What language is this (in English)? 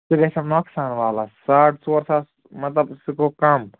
Kashmiri